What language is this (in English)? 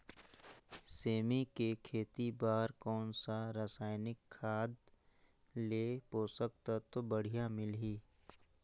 Chhattisgarhi